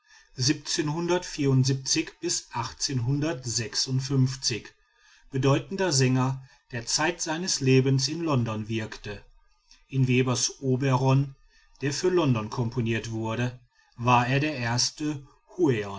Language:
German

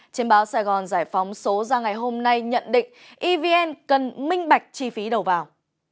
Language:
Vietnamese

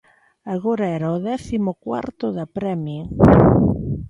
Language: Galician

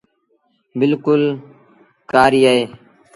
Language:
Sindhi Bhil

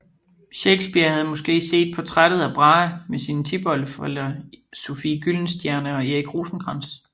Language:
Danish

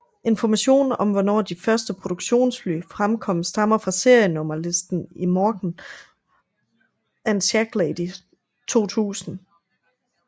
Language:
Danish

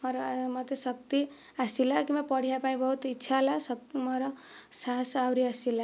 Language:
Odia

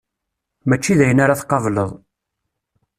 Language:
Kabyle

